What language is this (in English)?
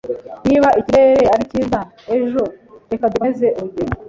Kinyarwanda